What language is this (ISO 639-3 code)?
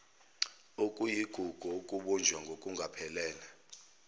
zul